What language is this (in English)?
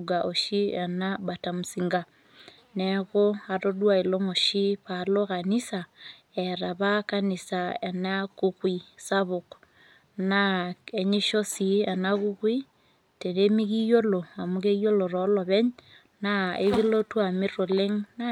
Masai